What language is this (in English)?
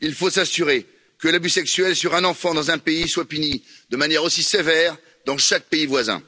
French